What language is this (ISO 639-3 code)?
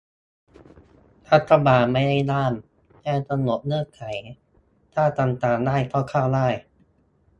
tha